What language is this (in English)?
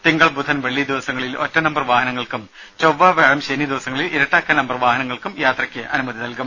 Malayalam